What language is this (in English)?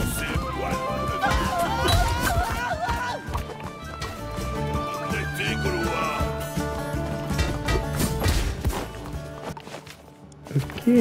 French